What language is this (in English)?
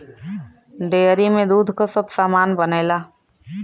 Bhojpuri